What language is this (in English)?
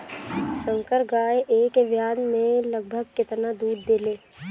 Bhojpuri